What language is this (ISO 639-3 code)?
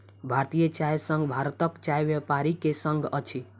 mai